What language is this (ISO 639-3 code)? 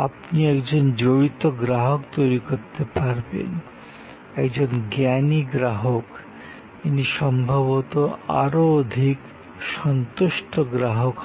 ben